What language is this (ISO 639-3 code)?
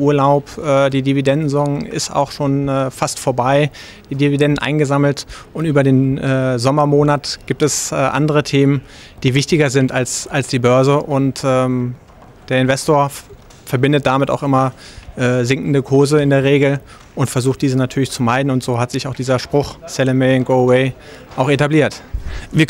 deu